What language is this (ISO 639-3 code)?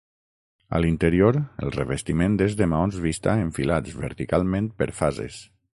cat